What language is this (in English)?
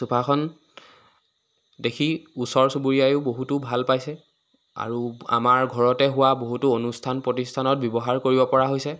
Assamese